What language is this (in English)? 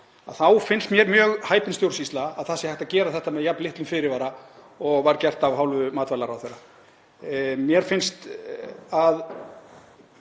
Icelandic